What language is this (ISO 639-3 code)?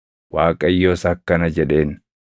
orm